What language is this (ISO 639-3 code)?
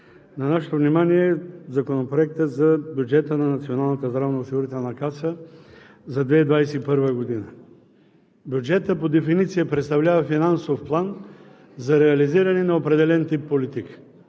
bul